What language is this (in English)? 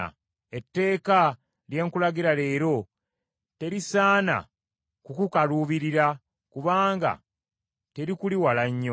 Ganda